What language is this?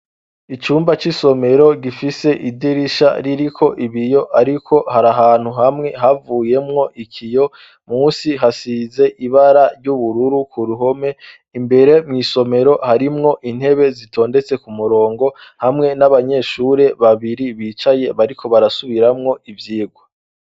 Rundi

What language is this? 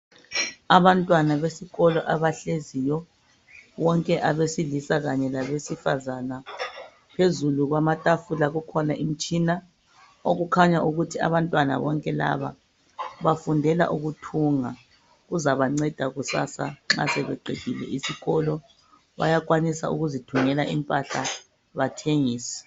North Ndebele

